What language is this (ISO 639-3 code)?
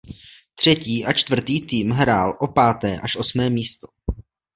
ces